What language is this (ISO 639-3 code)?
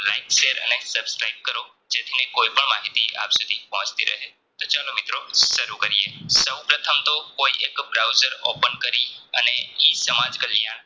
guj